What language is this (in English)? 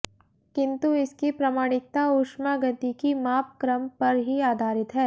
Hindi